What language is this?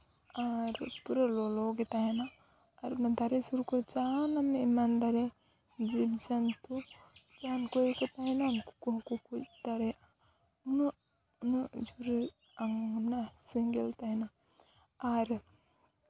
Santali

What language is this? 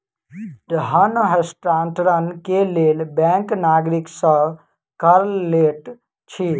Maithili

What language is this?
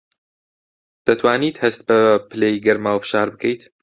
Central Kurdish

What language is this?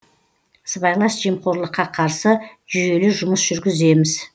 Kazakh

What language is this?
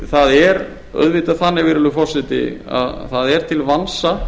Icelandic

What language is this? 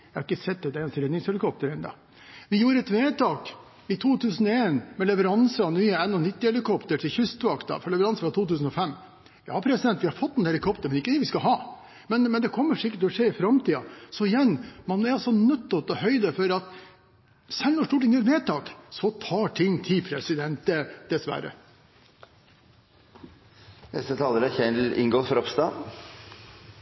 Norwegian Bokmål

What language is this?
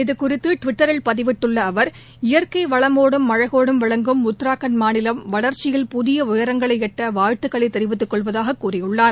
Tamil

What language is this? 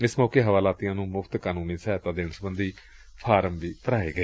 Punjabi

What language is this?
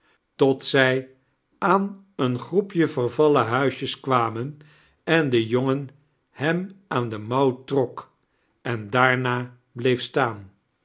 Dutch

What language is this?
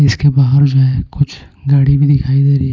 Hindi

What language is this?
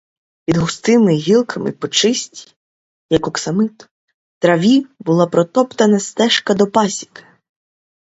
Ukrainian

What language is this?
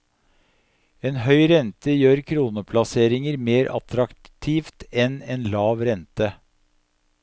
Norwegian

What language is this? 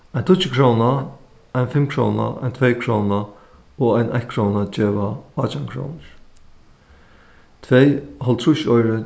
Faroese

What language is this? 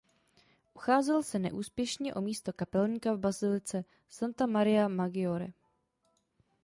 Czech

